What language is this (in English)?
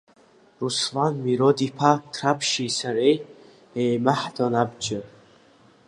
Abkhazian